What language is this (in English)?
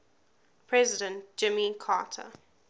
English